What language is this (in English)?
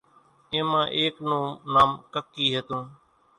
Kachi Koli